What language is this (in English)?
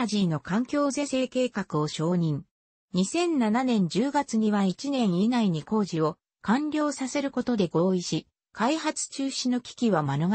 Japanese